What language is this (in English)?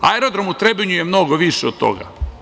Serbian